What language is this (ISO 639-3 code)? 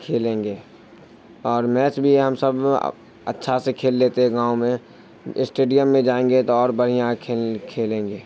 urd